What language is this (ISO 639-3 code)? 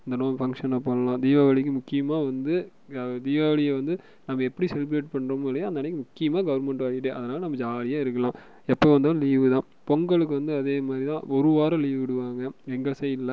tam